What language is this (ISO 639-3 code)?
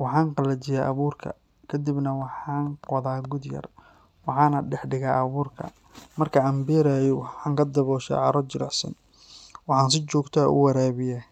som